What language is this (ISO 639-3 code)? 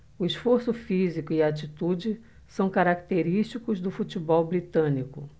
por